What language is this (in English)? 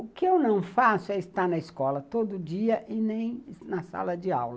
Portuguese